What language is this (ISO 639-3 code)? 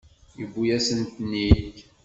kab